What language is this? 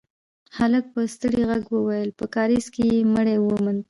Pashto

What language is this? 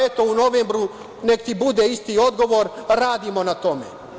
Serbian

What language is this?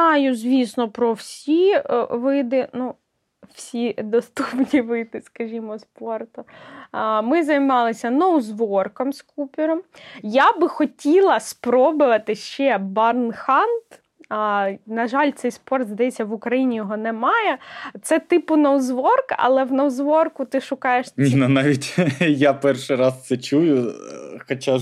Ukrainian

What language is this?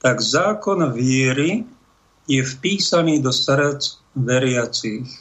Slovak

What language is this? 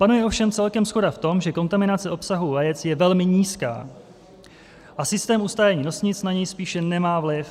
Czech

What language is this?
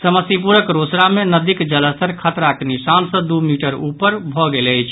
Maithili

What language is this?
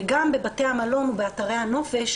Hebrew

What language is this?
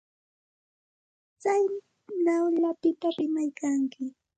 Santa Ana de Tusi Pasco Quechua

